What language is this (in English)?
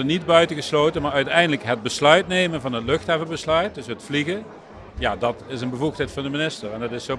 Dutch